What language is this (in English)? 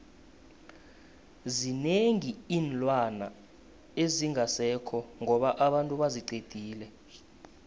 South Ndebele